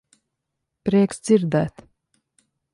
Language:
Latvian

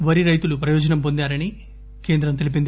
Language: Telugu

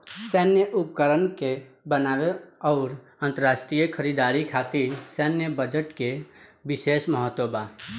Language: Bhojpuri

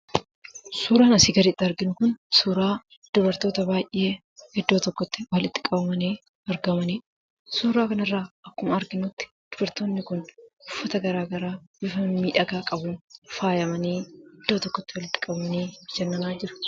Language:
Oromo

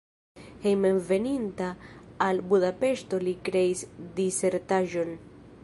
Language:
Esperanto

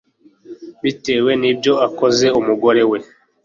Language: Kinyarwanda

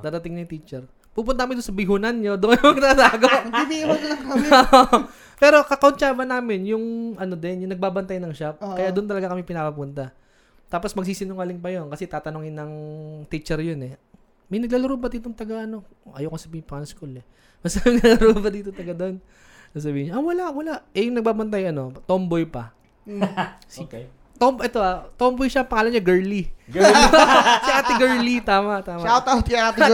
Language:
Filipino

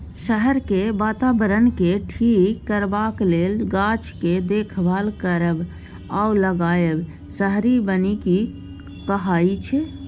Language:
Maithili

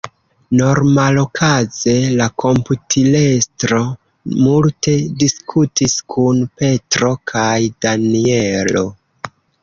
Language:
Esperanto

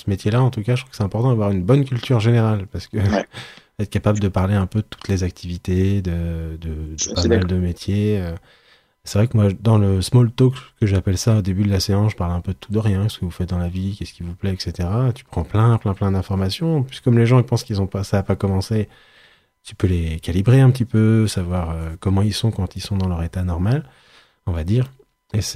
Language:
French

